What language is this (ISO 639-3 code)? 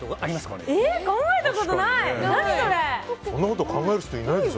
jpn